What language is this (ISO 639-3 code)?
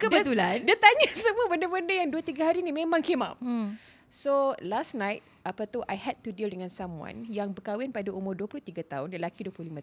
msa